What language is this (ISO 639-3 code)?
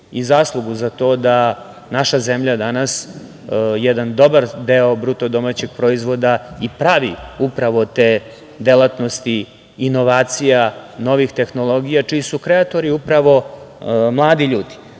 srp